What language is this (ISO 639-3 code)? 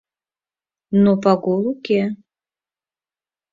chm